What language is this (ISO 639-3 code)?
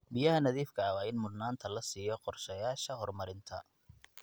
som